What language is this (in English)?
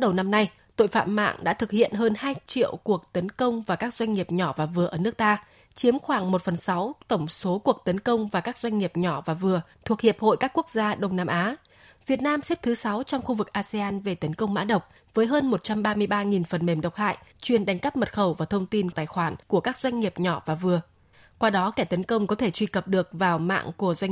Vietnamese